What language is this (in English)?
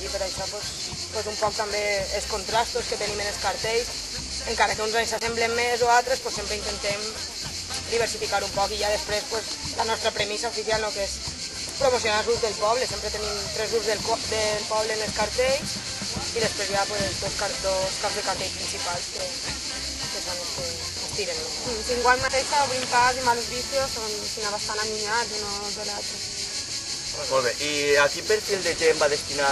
Spanish